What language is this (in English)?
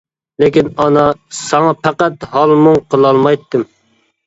Uyghur